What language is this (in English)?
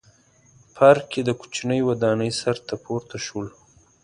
Pashto